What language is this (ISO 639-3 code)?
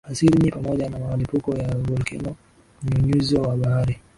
swa